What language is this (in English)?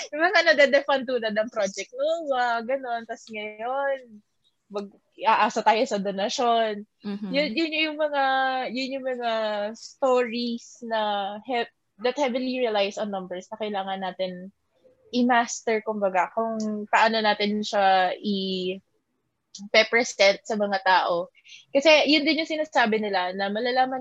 Filipino